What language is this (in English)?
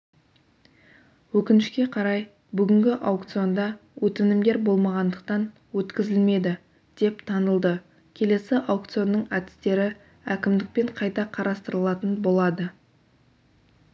Kazakh